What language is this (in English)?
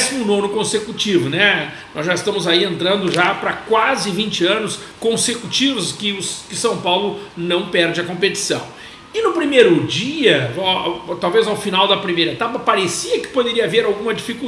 Portuguese